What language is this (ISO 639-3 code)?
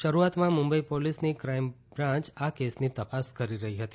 guj